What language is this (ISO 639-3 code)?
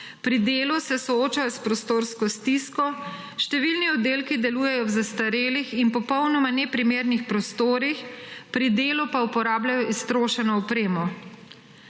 slv